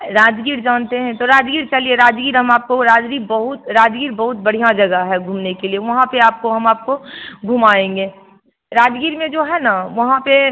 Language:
Hindi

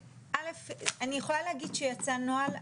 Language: Hebrew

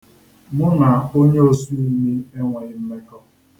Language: Igbo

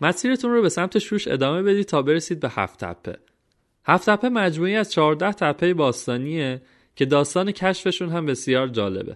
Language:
Persian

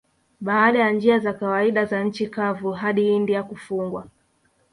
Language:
Swahili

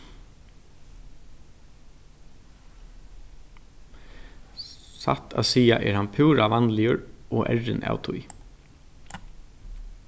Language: Faroese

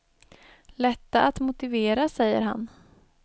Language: Swedish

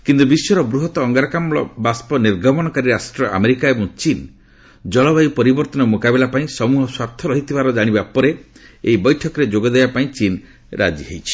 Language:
Odia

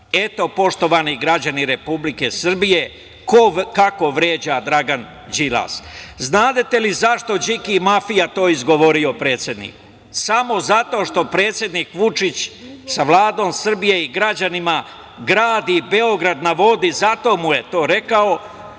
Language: Serbian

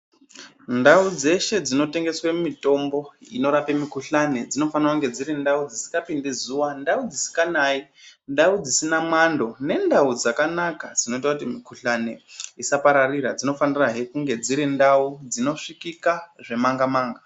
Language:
Ndau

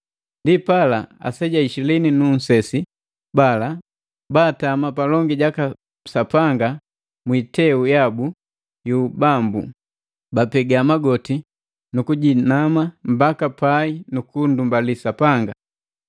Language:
Matengo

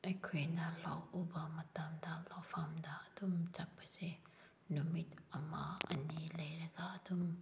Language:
Manipuri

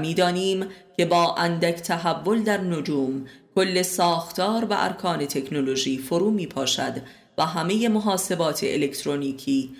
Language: Persian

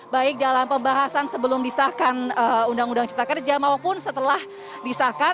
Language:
Indonesian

